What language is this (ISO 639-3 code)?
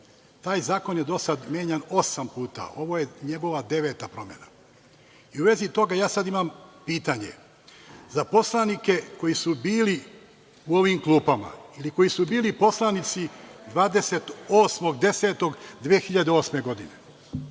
srp